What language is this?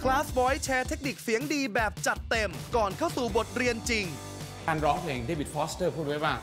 Thai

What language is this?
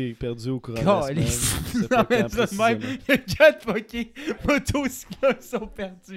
French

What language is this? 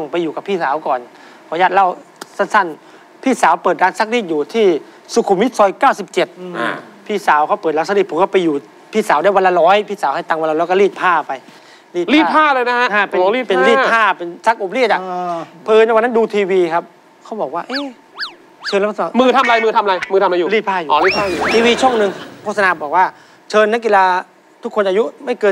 Thai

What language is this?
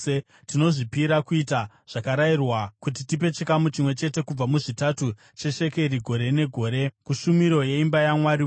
Shona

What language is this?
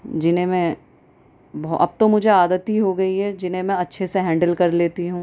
Urdu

